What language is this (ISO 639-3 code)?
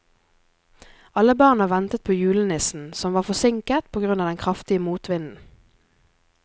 nor